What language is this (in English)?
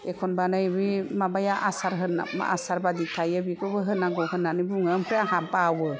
Bodo